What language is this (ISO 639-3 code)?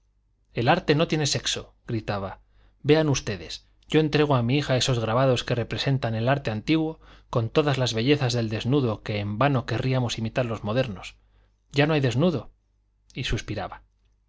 spa